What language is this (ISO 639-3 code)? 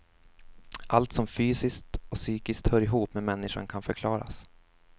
swe